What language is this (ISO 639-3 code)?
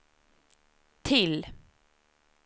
swe